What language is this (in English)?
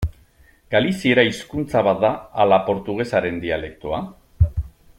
Basque